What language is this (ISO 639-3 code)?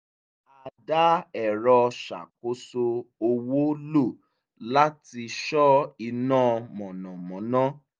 yor